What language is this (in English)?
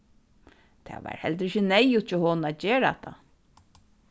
Faroese